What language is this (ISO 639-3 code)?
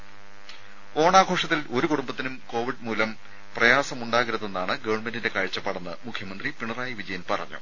mal